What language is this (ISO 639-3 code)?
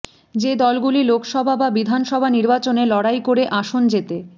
ben